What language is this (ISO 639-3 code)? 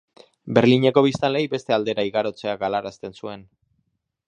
eus